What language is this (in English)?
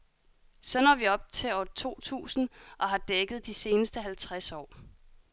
Danish